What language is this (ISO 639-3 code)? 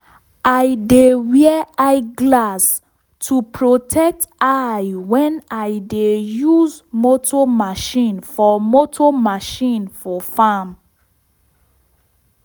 pcm